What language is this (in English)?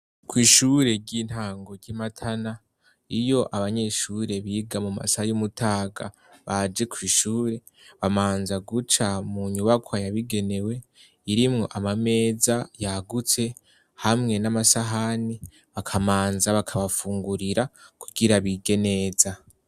Rundi